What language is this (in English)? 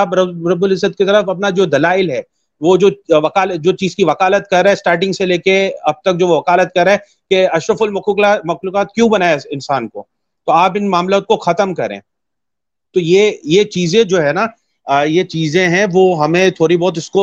Urdu